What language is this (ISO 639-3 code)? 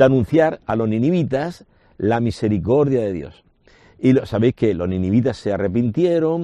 spa